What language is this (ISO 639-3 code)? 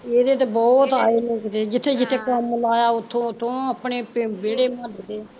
pan